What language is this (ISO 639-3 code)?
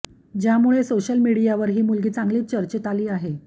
mar